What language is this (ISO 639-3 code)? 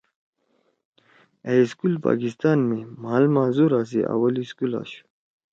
trw